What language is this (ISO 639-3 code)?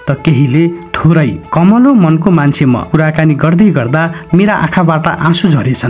tha